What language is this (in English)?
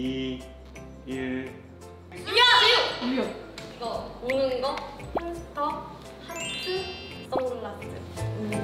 Korean